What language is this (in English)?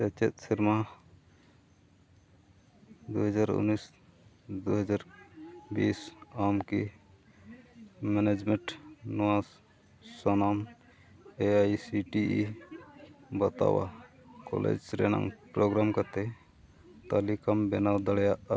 Santali